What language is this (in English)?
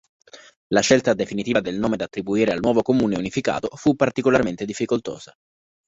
Italian